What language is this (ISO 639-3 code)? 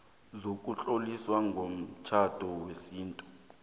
nbl